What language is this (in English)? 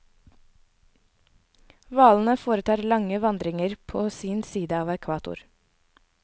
Norwegian